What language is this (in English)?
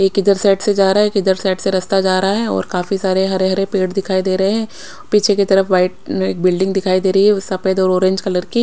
Hindi